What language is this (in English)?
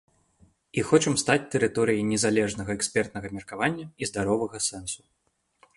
Belarusian